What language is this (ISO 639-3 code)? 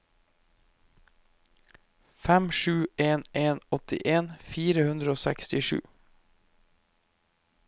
nor